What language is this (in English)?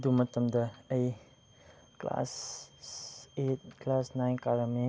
Manipuri